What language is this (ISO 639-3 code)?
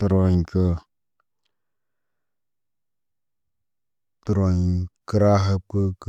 mne